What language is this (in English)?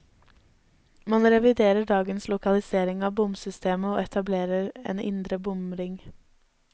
Norwegian